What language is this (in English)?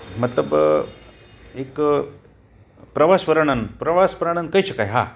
Gujarati